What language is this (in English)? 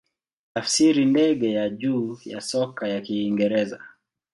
Swahili